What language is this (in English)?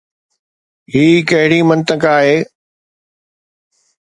Sindhi